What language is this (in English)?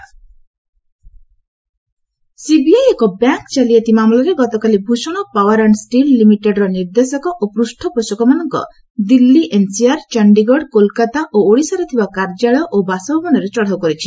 Odia